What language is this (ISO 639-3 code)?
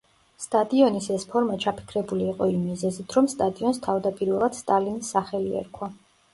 kat